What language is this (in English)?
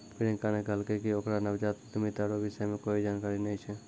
Maithili